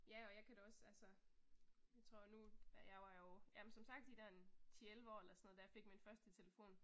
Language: Danish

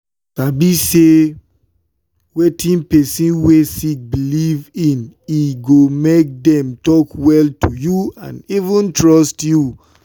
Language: Nigerian Pidgin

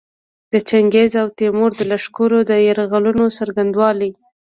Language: Pashto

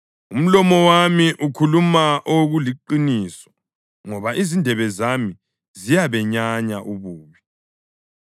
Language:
North Ndebele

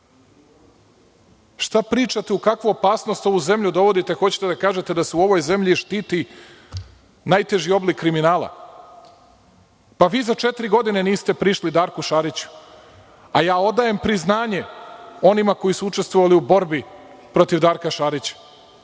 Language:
Serbian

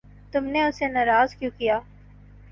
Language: Urdu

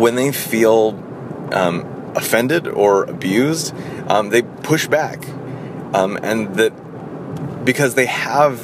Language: English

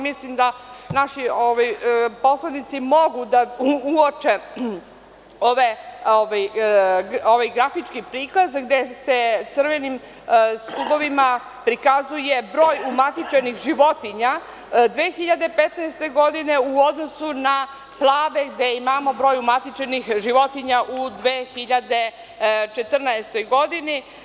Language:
Serbian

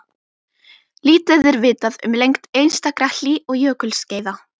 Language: Icelandic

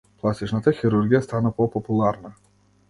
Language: Macedonian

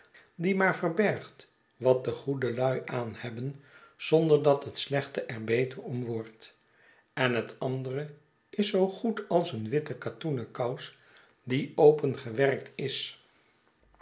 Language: Dutch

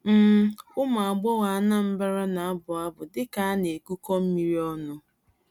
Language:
Igbo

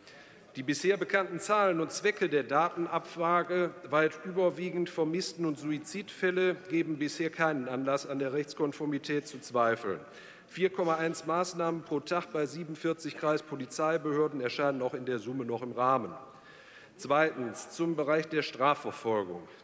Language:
German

